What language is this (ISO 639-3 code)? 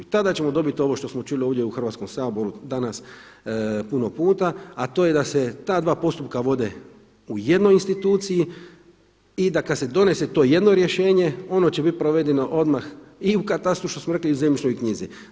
hrv